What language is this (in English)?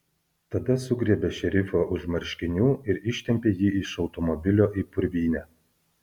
Lithuanian